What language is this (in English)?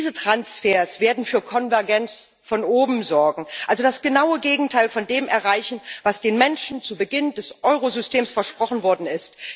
German